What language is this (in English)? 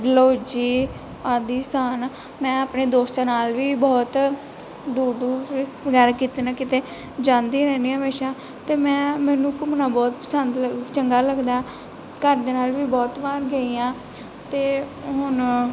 Punjabi